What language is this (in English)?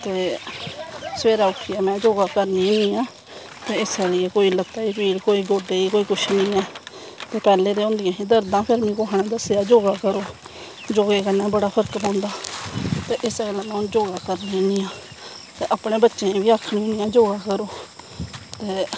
Dogri